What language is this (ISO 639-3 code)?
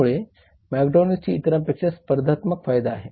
mar